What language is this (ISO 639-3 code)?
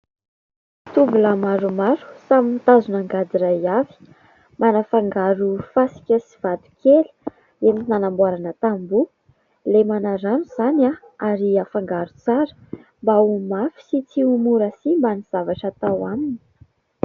mlg